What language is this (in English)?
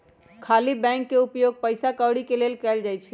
Magahi